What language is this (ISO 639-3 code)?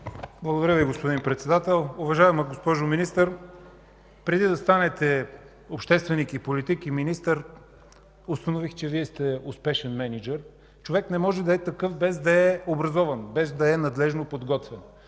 bul